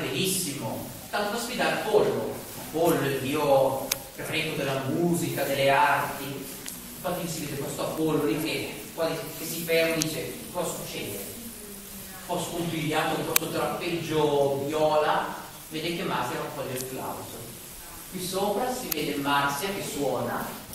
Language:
Italian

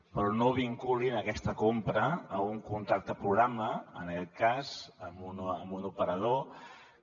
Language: Catalan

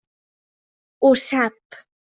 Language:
Catalan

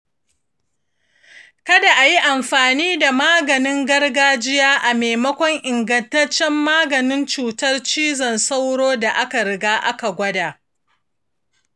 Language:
Hausa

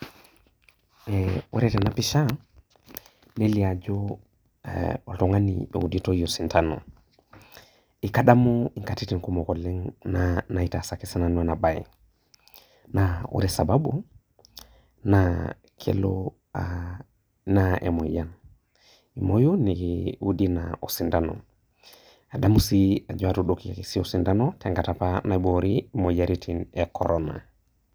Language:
Masai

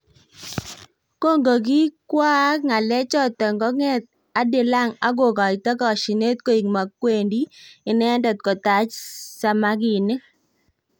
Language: Kalenjin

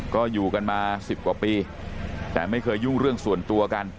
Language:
Thai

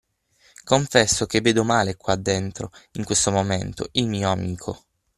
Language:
Italian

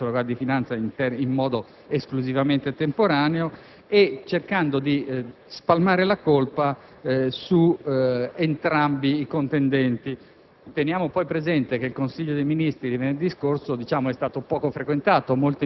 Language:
Italian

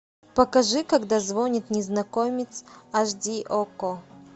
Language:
Russian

